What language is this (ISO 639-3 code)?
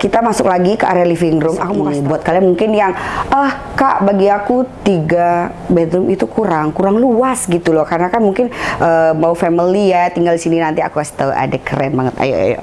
ind